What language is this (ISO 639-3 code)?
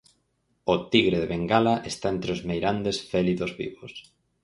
glg